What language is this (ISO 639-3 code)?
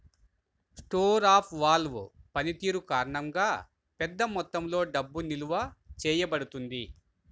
tel